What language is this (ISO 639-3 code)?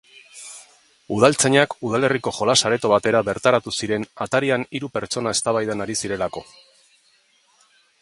eus